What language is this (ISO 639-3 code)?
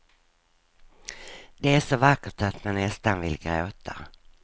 swe